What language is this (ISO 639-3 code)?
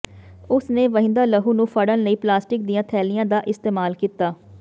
pan